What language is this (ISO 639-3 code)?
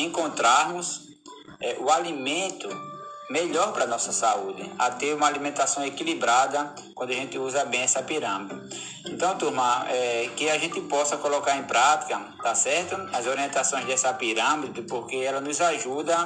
por